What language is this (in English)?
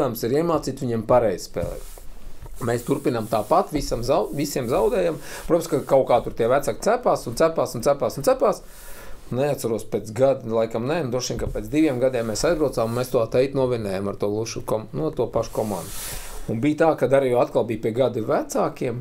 Latvian